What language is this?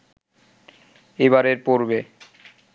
Bangla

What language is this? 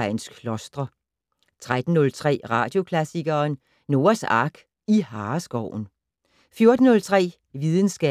Danish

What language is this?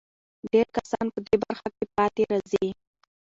Pashto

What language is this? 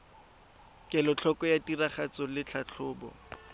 Tswana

